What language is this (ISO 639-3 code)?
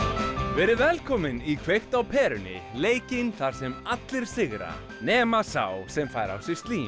isl